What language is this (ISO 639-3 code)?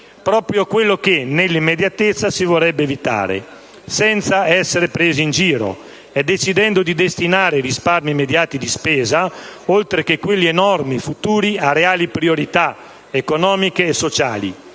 ita